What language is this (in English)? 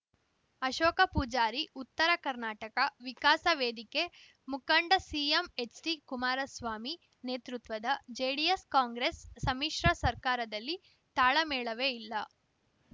Kannada